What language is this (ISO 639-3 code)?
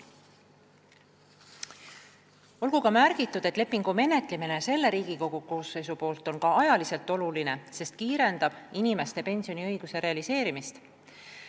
est